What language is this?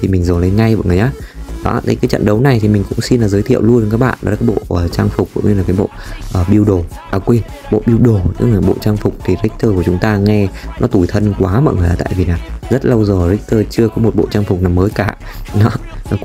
Vietnamese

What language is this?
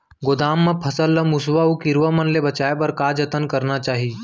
Chhattisgarhi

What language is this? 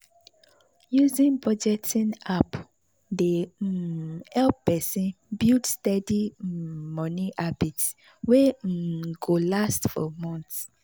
Nigerian Pidgin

